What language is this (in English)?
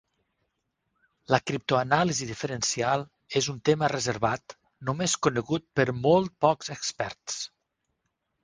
Catalan